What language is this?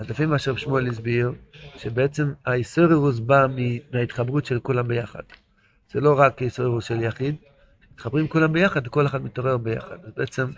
Hebrew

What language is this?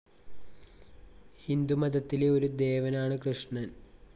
Malayalam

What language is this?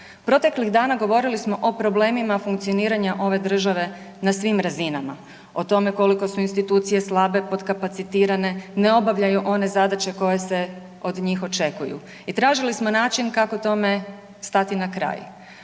Croatian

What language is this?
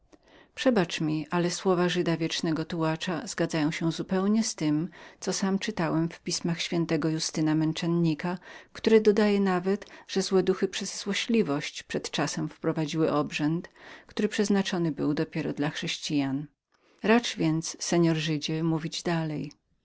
Polish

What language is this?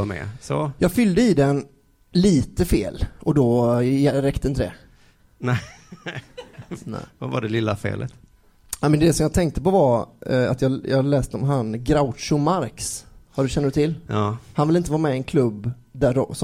Swedish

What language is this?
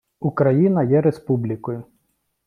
Ukrainian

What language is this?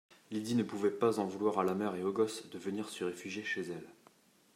French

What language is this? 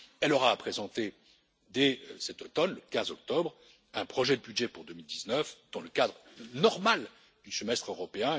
French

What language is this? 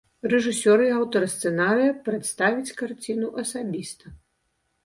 Belarusian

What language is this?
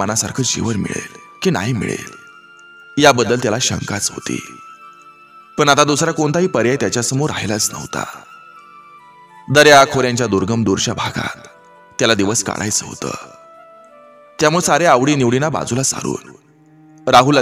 Romanian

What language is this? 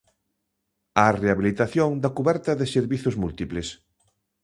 Galician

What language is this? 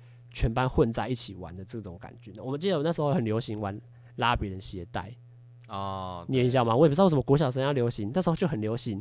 Chinese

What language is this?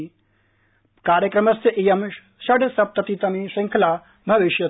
Sanskrit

